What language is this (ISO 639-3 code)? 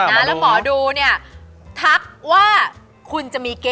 tha